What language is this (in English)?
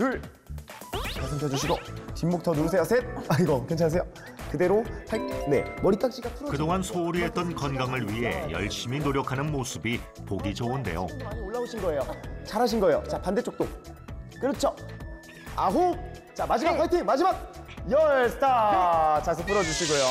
Korean